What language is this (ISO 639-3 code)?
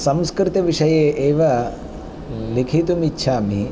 san